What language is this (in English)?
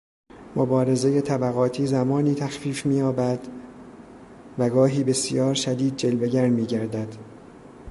Persian